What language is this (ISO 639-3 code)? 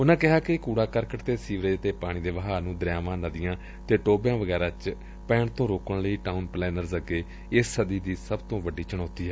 pan